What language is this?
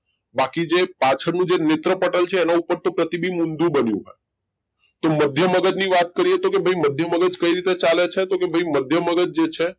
Gujarati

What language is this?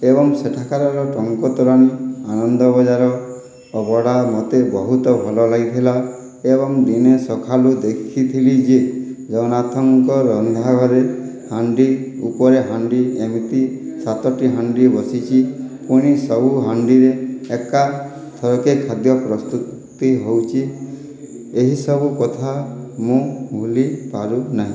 Odia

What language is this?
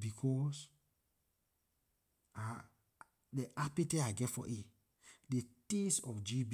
Liberian English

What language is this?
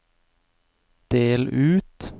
Norwegian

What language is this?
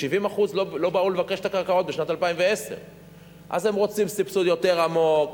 Hebrew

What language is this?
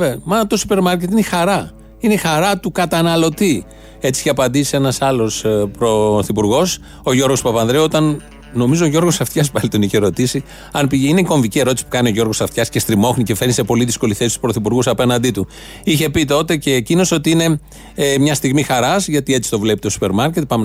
Greek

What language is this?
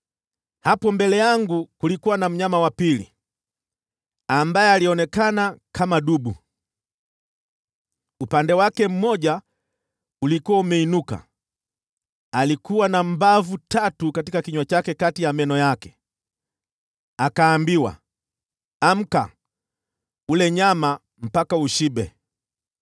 Swahili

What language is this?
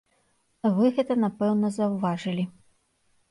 Belarusian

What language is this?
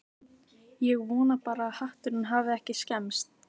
Icelandic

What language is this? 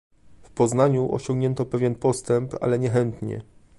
Polish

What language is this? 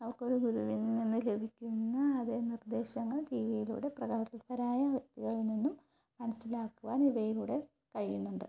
Malayalam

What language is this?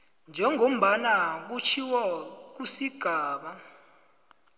South Ndebele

